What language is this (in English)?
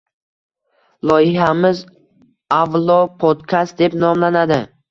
Uzbek